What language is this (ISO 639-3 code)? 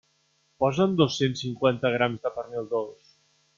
cat